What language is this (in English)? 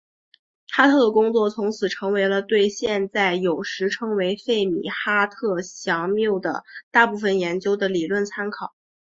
Chinese